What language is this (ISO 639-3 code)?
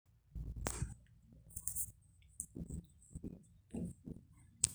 mas